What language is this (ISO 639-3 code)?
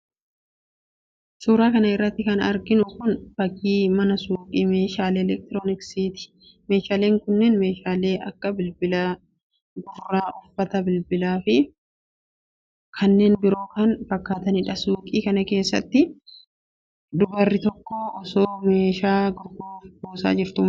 orm